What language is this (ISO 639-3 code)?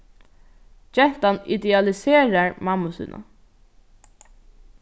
fao